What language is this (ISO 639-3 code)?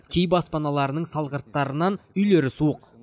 kaz